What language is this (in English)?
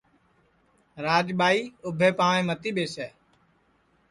Sansi